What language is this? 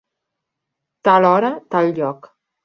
Catalan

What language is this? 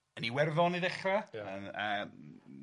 Welsh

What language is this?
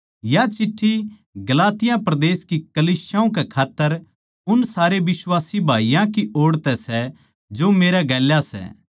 Haryanvi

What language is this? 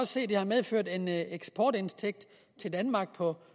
Danish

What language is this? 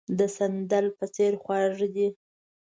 Pashto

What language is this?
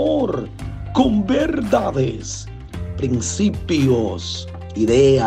Spanish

